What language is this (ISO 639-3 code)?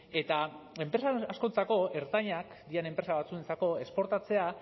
eus